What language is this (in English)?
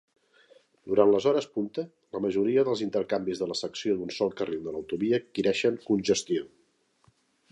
Catalan